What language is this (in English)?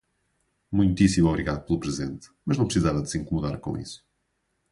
Portuguese